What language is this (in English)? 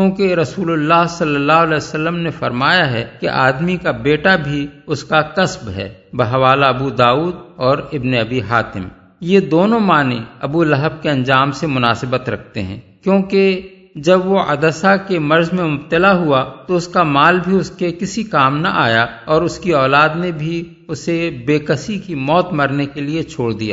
Urdu